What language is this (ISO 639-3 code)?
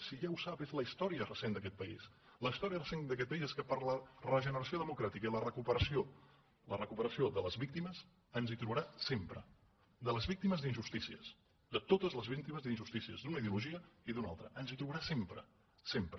cat